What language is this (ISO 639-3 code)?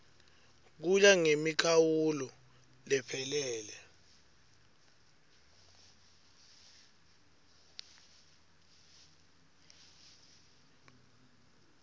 ssw